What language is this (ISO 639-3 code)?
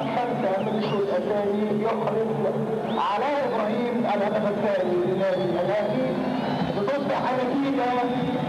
ara